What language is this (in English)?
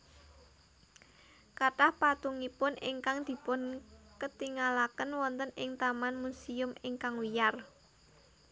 Javanese